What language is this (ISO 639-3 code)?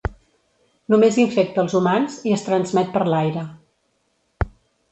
cat